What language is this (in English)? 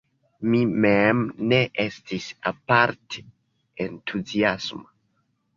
Esperanto